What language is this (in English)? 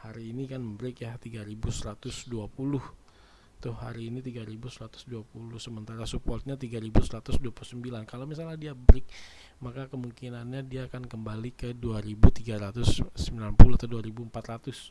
Indonesian